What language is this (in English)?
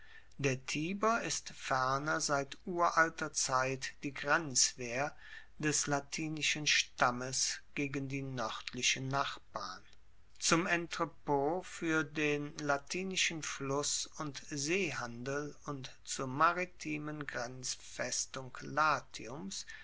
German